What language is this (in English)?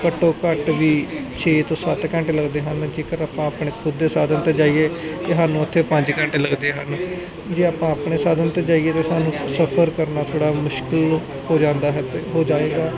Punjabi